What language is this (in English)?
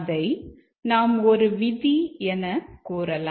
Tamil